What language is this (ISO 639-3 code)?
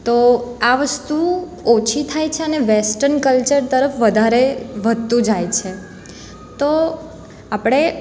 guj